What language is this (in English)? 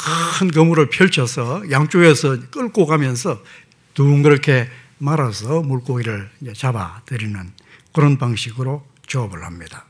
Korean